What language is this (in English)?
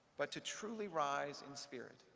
English